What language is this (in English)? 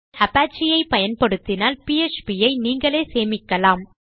Tamil